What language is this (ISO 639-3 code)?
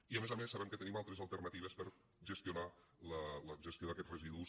cat